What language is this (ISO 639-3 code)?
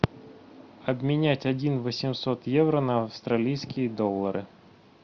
rus